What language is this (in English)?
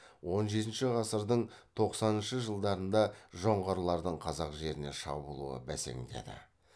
Kazakh